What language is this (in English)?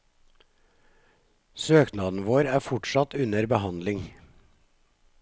Norwegian